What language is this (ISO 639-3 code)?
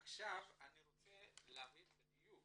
heb